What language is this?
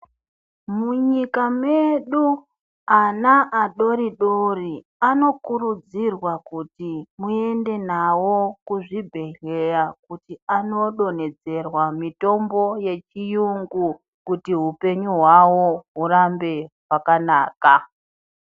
Ndau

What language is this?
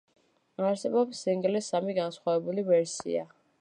Georgian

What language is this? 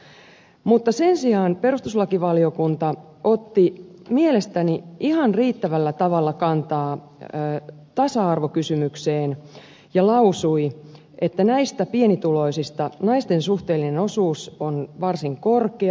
Finnish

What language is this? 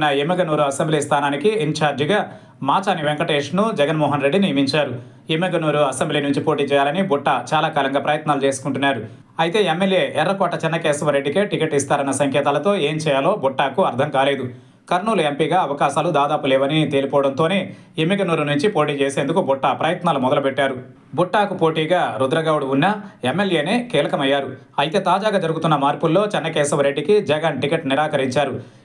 Telugu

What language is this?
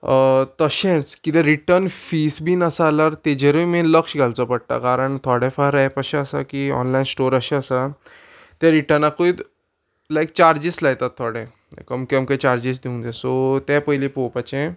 Konkani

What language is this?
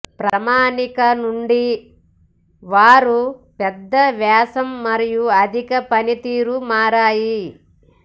Telugu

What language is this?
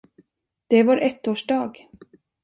Swedish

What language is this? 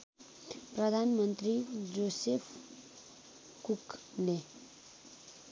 Nepali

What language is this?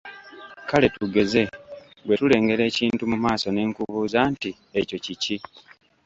Ganda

